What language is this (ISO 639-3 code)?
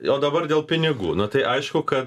lit